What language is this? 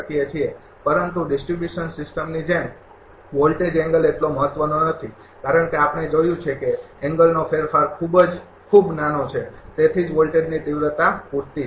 Gujarati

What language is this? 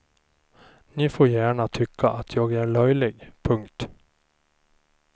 Swedish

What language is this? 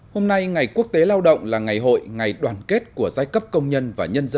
Vietnamese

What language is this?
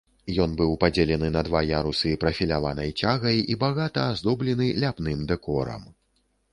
Belarusian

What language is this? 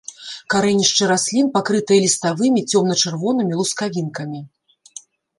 Belarusian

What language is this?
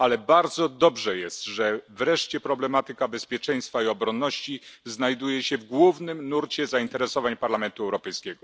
Polish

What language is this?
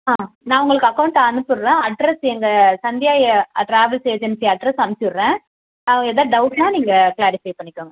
Tamil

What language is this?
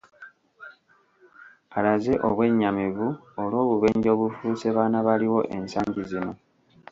Ganda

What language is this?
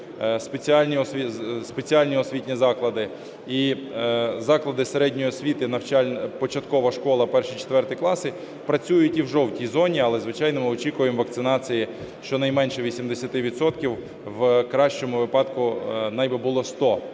Ukrainian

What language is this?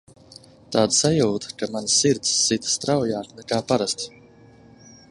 Latvian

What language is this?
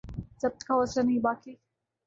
Urdu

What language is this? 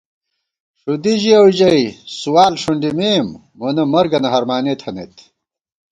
Gawar-Bati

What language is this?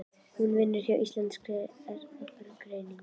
Icelandic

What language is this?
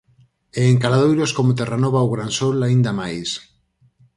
Galician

